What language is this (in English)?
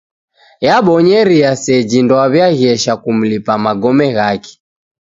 Taita